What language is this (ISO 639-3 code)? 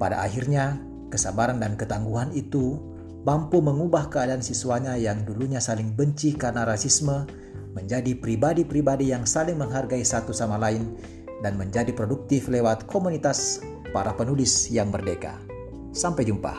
ind